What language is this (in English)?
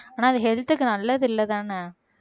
Tamil